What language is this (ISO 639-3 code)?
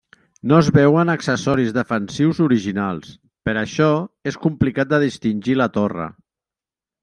cat